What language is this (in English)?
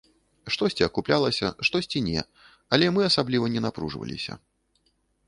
Belarusian